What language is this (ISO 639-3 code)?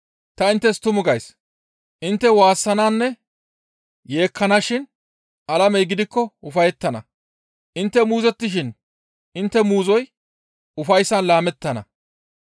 gmv